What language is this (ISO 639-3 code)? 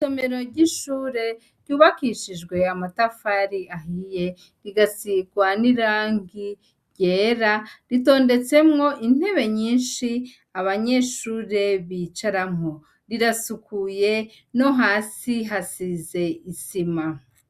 run